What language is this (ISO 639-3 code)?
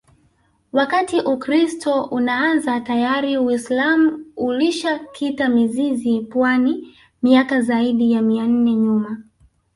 swa